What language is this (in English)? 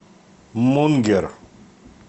Russian